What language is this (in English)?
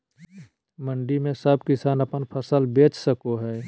Magahi